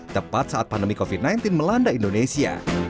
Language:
Indonesian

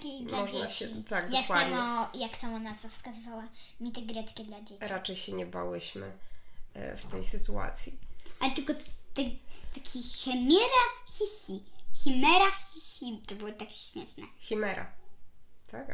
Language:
Polish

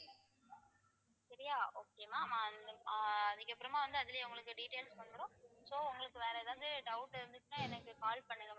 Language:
Tamil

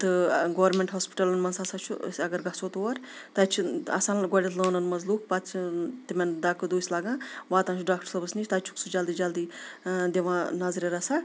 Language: Kashmiri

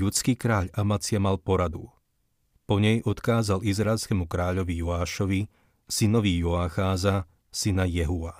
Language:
Slovak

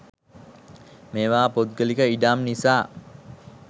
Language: Sinhala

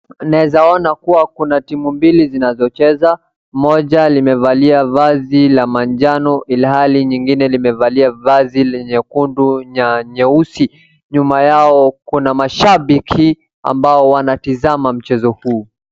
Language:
Swahili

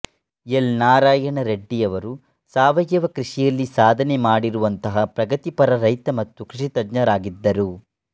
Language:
Kannada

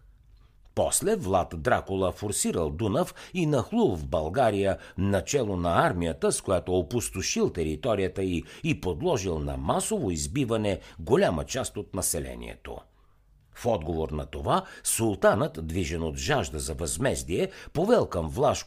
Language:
Bulgarian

